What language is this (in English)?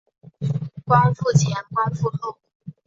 Chinese